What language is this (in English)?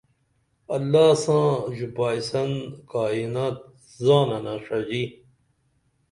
Dameli